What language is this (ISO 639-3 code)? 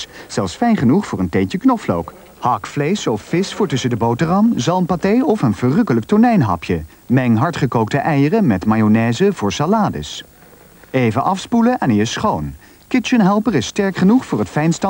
nld